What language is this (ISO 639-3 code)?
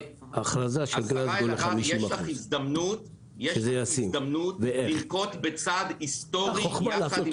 heb